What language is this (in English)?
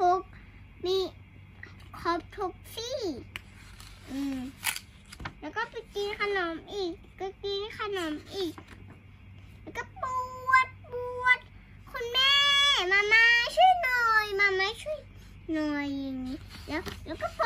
Thai